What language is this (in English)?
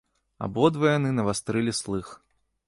Belarusian